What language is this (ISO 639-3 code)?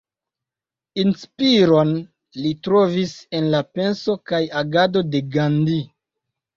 epo